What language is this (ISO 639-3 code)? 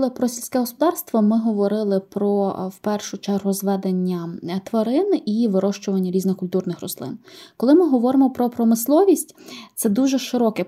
ukr